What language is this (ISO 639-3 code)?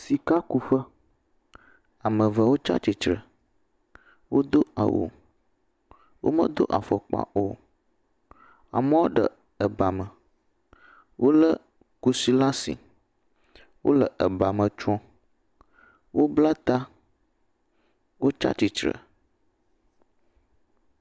ewe